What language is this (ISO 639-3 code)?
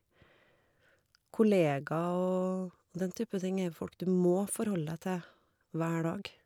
nor